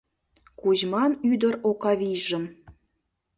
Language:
Mari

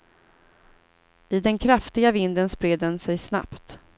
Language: Swedish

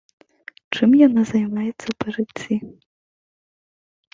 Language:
Belarusian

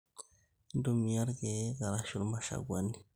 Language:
Masai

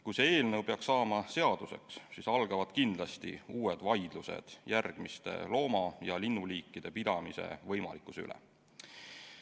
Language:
Estonian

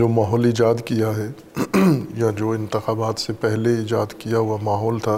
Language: Urdu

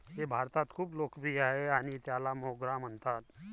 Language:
Marathi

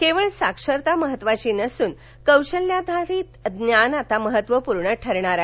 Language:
Marathi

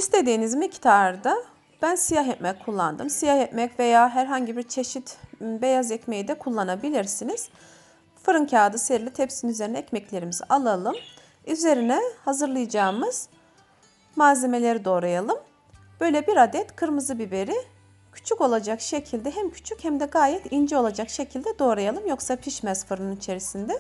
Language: Turkish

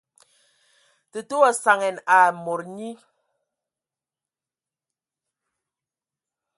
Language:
Ewondo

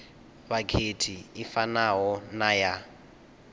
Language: Venda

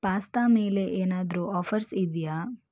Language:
Kannada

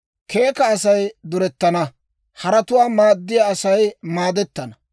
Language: Dawro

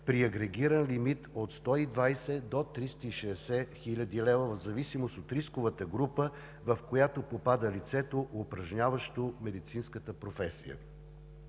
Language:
Bulgarian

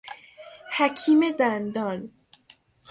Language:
Persian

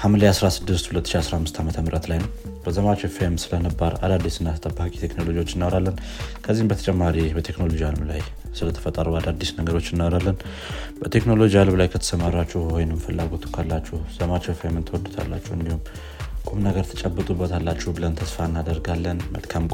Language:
Amharic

